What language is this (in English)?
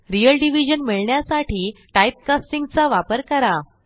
Marathi